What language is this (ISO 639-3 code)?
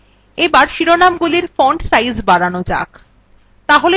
ben